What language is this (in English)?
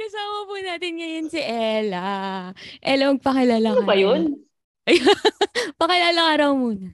Filipino